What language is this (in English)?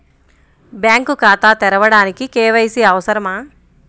Telugu